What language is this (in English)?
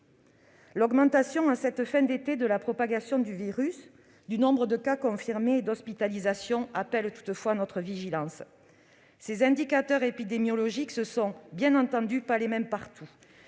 French